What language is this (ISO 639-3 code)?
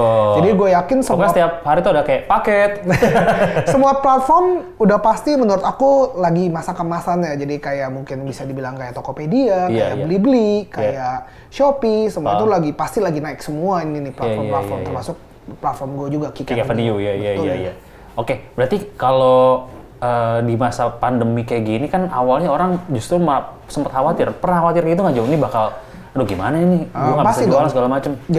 ind